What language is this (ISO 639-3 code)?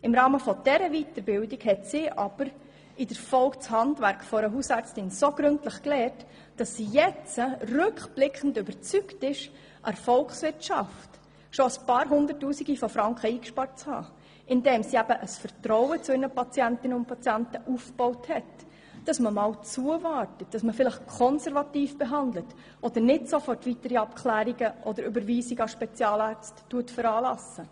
gsw